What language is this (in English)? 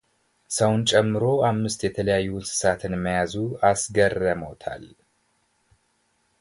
Amharic